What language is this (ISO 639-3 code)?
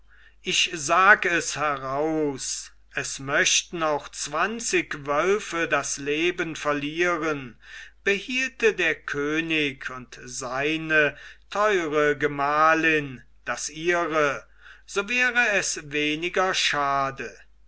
deu